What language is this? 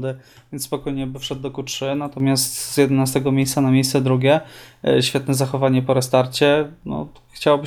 Polish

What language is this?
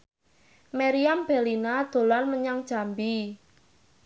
Javanese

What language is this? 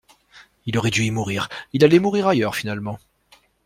French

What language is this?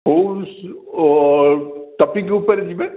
Odia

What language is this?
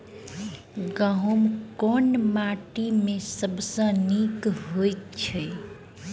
Maithili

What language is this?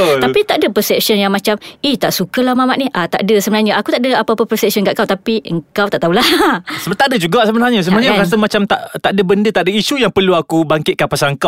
Malay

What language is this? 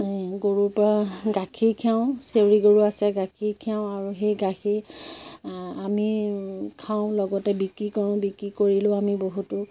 Assamese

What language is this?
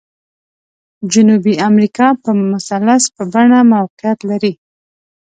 Pashto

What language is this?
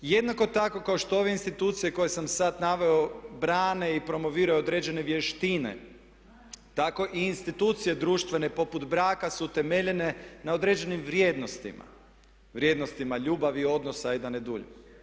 Croatian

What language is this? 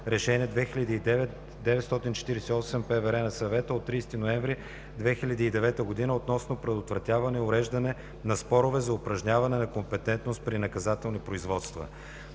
Bulgarian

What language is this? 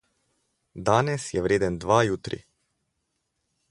Slovenian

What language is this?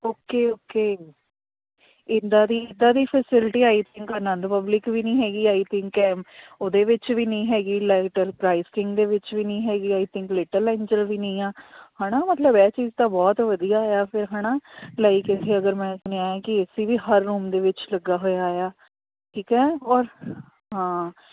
Punjabi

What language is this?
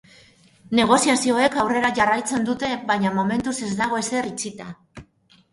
Basque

